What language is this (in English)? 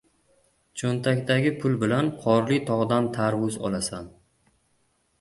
Uzbek